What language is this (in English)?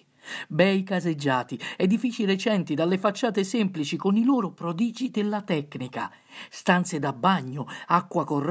Italian